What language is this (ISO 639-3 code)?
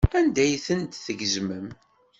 kab